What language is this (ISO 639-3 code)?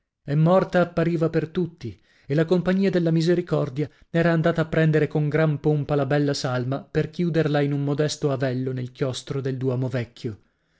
ita